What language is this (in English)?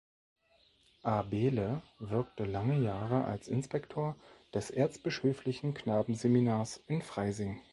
German